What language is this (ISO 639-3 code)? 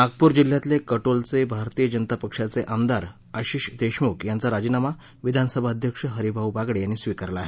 mar